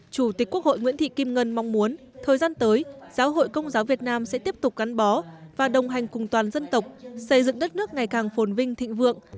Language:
Vietnamese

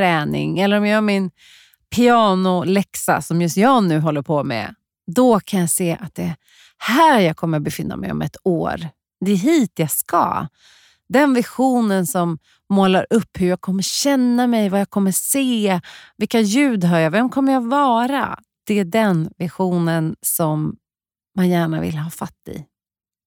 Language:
Swedish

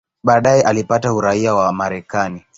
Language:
Swahili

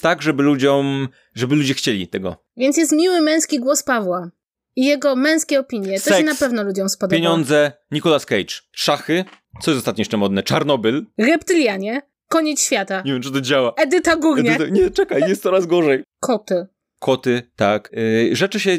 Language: Polish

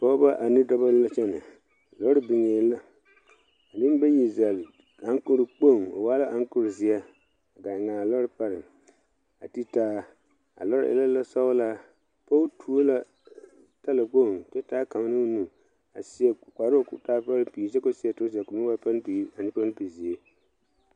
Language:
Southern Dagaare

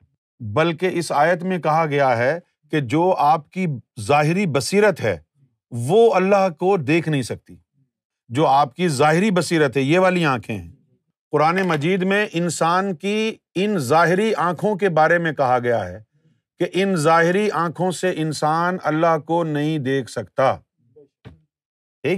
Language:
Urdu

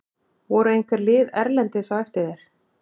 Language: Icelandic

